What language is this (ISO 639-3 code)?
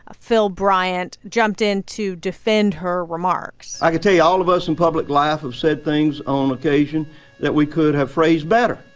eng